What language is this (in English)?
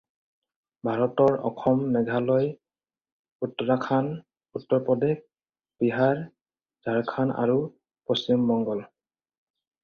Assamese